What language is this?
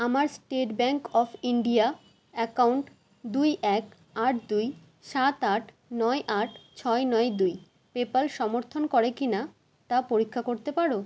Bangla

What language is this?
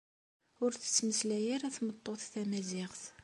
Kabyle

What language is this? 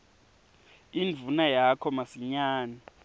Swati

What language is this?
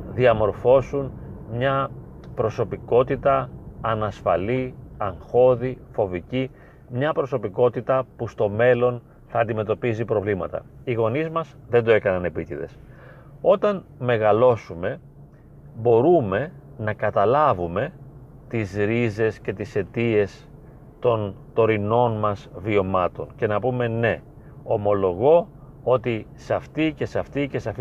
Greek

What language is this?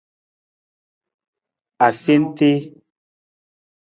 Nawdm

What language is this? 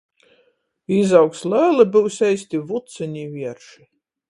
Latgalian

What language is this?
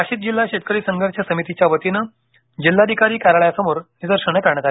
Marathi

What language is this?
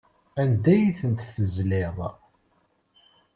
Kabyle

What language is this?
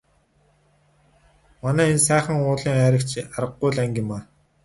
Mongolian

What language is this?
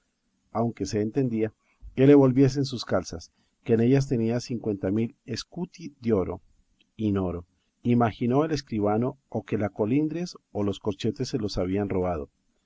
Spanish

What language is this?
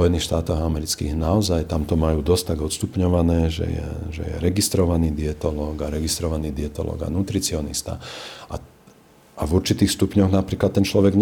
Slovak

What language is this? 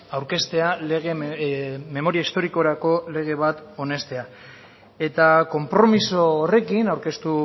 Basque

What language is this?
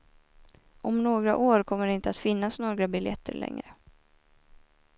Swedish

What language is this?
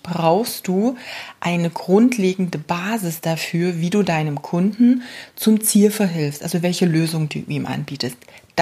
German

